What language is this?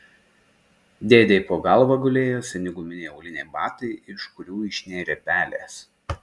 Lithuanian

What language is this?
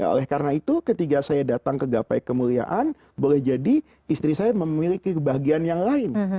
Indonesian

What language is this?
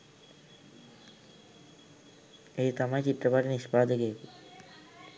Sinhala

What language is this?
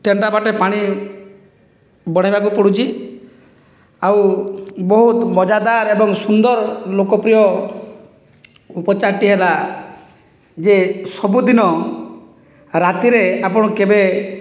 Odia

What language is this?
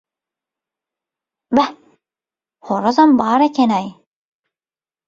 Turkmen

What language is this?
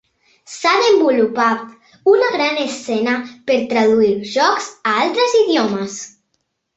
Catalan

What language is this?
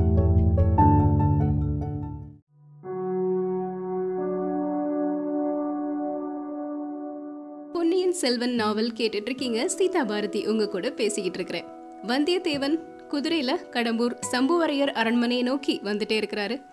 Tamil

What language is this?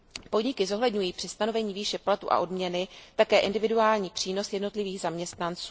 Czech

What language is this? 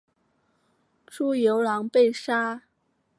Chinese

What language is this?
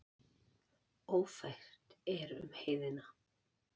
Icelandic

